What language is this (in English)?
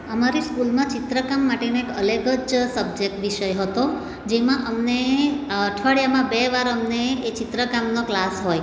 Gujarati